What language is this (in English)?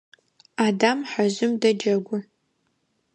Adyghe